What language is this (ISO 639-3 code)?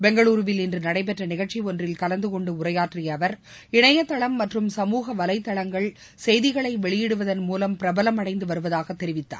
tam